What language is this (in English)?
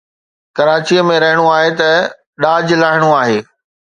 Sindhi